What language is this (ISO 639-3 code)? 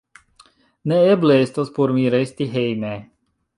epo